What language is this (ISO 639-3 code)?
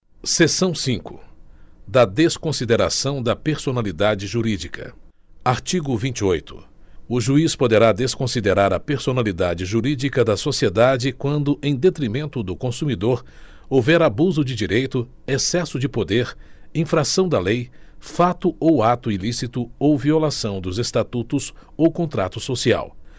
por